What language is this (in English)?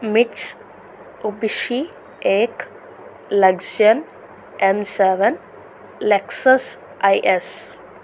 Telugu